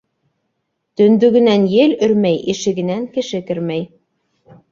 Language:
Bashkir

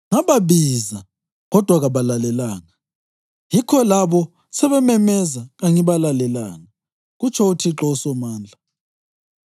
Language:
North Ndebele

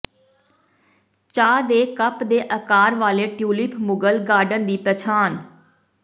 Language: Punjabi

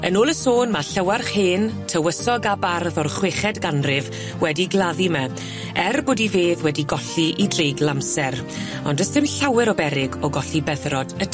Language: Welsh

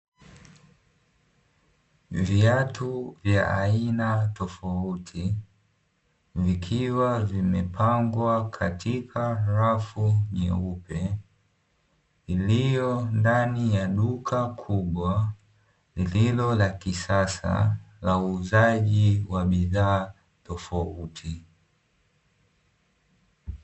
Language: Swahili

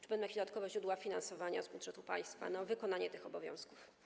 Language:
Polish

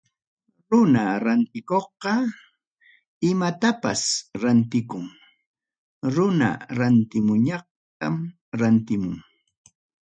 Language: Ayacucho Quechua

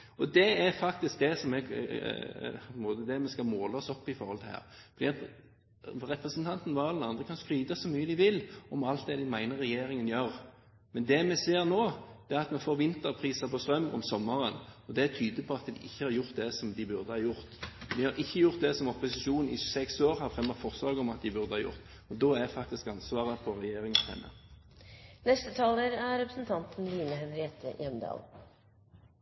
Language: Norwegian Bokmål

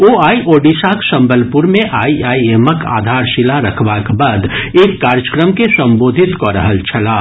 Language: Maithili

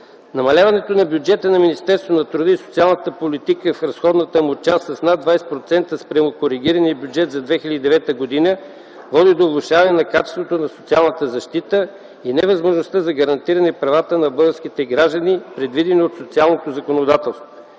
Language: Bulgarian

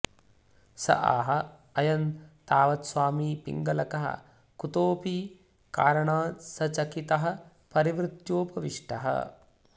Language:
Sanskrit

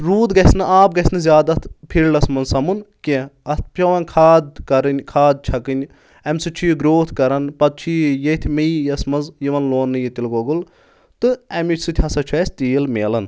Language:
Kashmiri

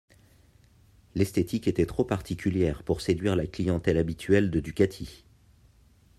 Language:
French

